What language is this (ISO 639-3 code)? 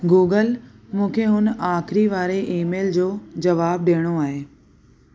snd